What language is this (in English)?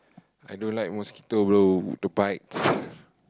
English